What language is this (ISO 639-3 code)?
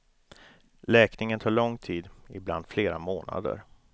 swe